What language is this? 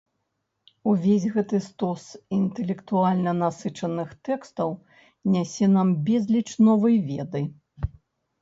Belarusian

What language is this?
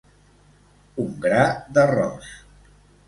Catalan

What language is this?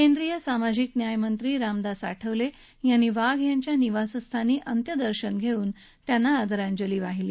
Marathi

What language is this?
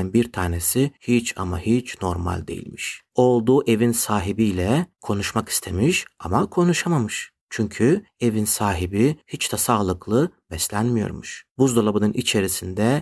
Turkish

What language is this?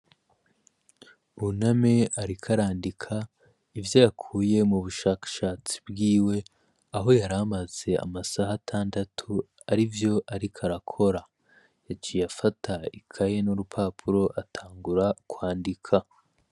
Rundi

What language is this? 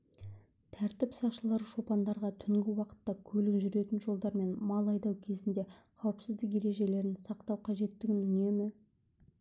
Kazakh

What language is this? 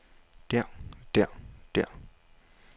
Danish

